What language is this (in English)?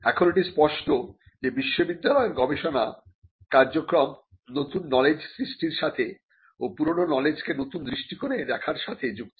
Bangla